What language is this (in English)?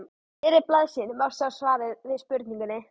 Icelandic